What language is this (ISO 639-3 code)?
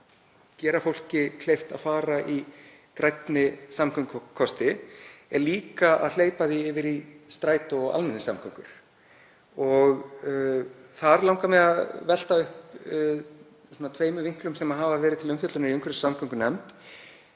isl